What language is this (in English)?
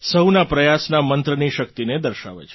Gujarati